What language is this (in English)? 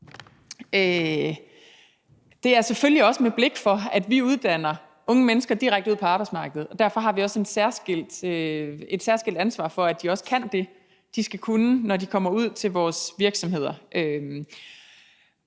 Danish